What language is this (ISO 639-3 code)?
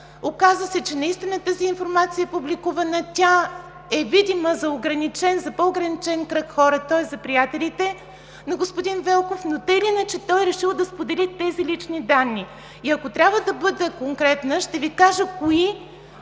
bul